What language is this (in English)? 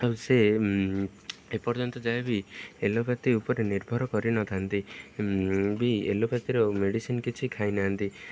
Odia